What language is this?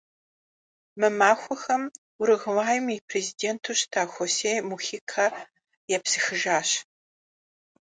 Kabardian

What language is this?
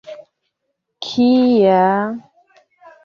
Esperanto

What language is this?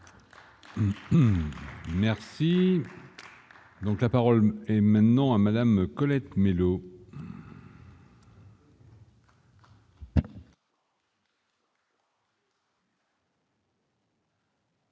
French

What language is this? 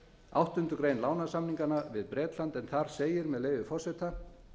Icelandic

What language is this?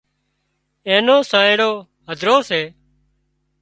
Wadiyara Koli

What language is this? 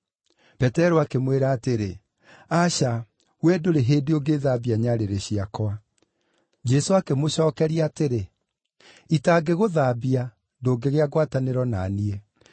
Kikuyu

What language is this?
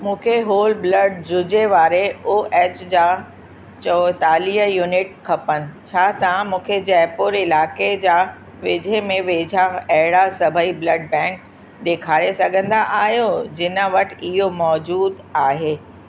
Sindhi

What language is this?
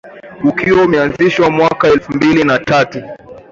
Swahili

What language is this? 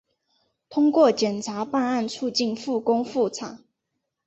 Chinese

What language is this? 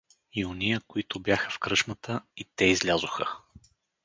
Bulgarian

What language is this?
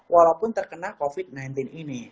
Indonesian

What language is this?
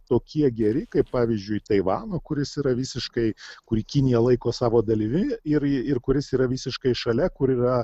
Lithuanian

